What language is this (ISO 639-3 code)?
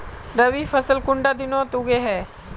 mag